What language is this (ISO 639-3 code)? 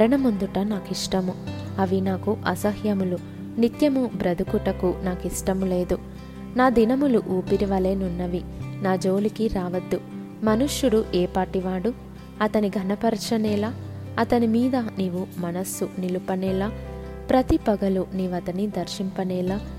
tel